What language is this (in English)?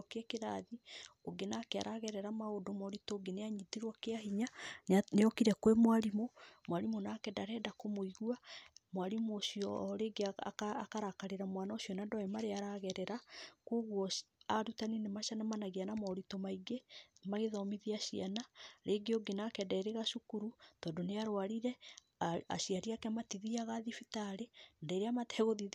Kikuyu